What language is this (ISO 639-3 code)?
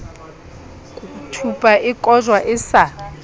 sot